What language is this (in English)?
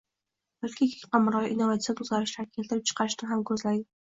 Uzbek